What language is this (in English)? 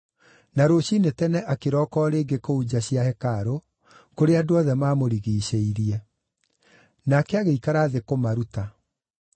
Kikuyu